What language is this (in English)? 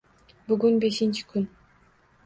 Uzbek